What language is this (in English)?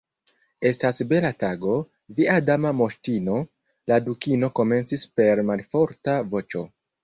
Esperanto